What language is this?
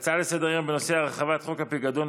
Hebrew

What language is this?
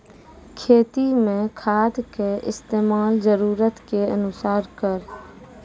Maithili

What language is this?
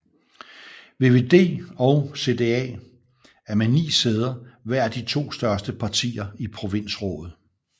Danish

